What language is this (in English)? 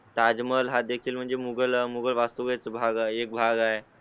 Marathi